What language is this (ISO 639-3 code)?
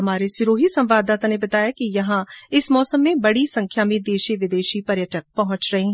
hin